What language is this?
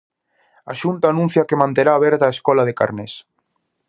Galician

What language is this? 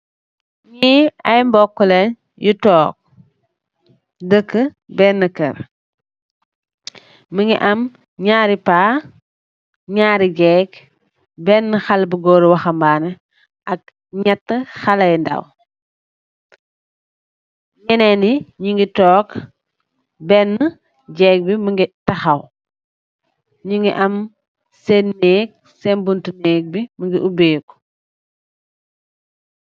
Wolof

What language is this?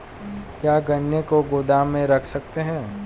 Hindi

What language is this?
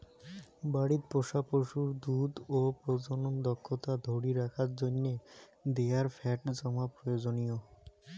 Bangla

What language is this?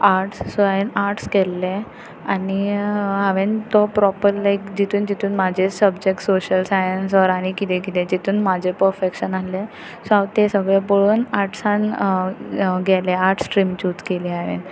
Konkani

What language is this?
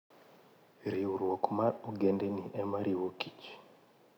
Luo (Kenya and Tanzania)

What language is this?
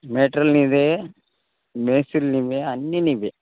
Telugu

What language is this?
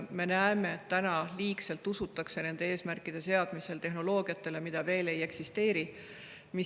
Estonian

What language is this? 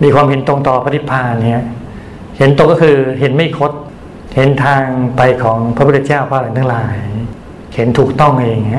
Thai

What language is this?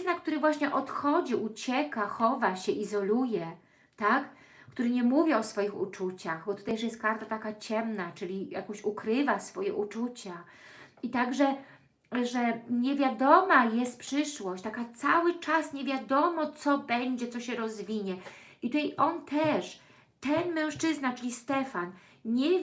Polish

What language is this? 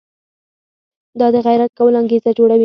Pashto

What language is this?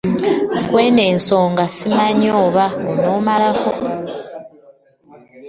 Ganda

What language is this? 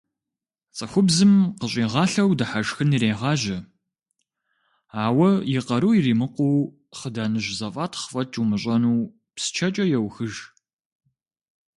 Kabardian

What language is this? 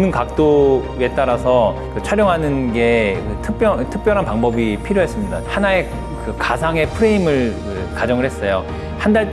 Korean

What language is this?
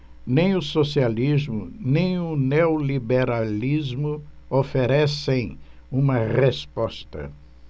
Portuguese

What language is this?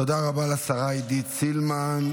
Hebrew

